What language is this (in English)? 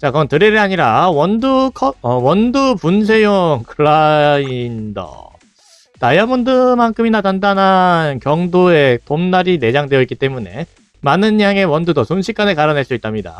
Korean